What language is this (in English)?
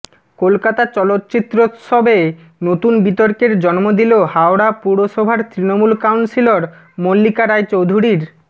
Bangla